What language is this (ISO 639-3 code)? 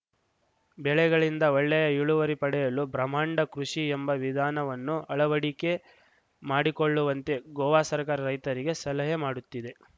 kan